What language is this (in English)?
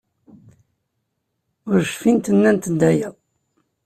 Kabyle